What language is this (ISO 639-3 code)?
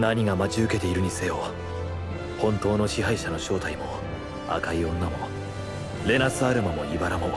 jpn